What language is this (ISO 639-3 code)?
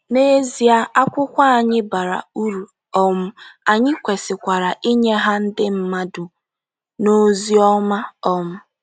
ibo